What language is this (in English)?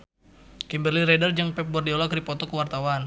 Sundanese